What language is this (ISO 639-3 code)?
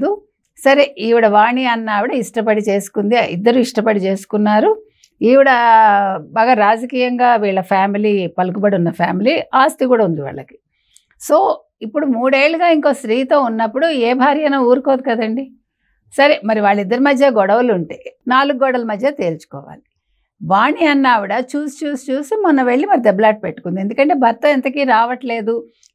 tel